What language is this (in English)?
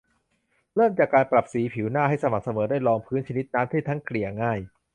Thai